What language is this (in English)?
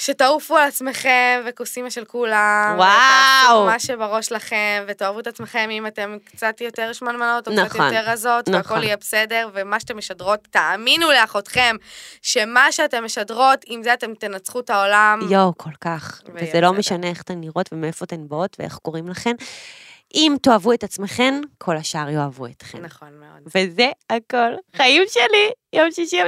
Hebrew